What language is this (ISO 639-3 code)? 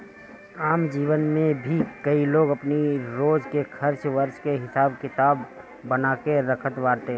bho